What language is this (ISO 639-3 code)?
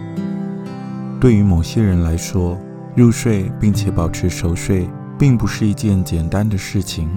zho